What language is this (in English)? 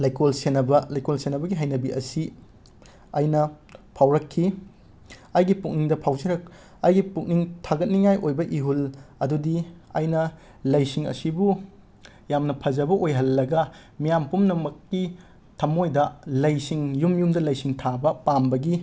Manipuri